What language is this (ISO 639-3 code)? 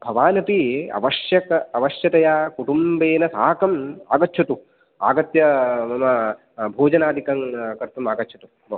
san